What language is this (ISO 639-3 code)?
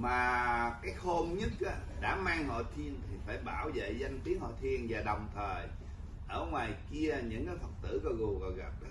vie